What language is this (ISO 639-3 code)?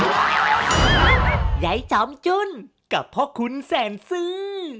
tha